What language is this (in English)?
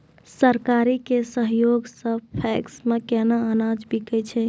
Maithili